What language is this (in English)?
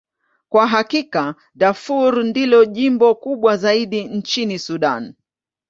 Swahili